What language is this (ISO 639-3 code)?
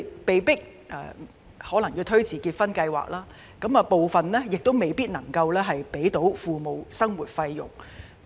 yue